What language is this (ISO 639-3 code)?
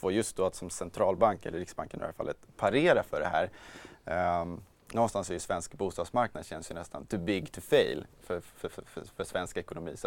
swe